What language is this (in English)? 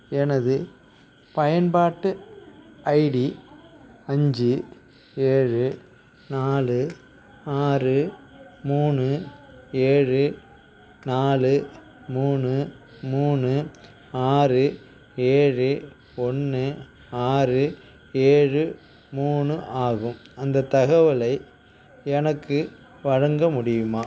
Tamil